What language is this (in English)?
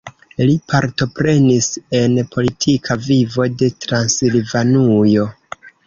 Esperanto